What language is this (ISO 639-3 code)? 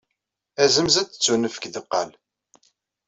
kab